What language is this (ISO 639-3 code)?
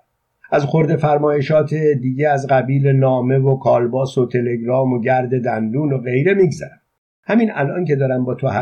fas